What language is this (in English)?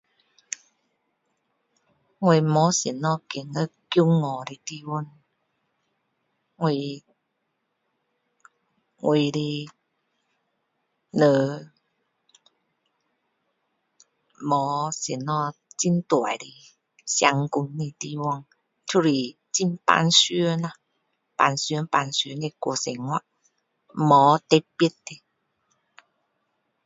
Min Dong Chinese